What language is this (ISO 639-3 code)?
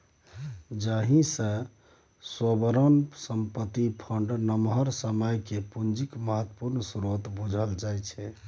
mai